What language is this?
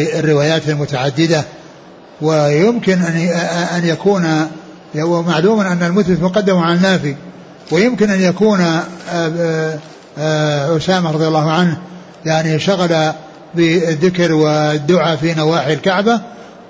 Arabic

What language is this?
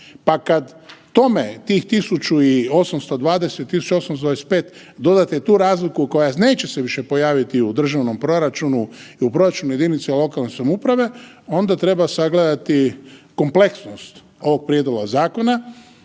Croatian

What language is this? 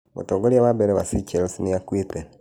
Kikuyu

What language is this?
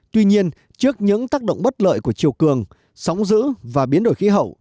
Vietnamese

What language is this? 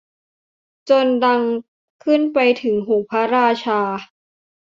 Thai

